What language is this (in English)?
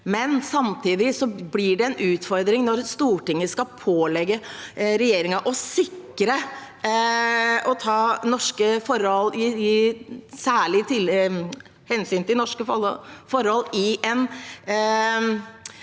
Norwegian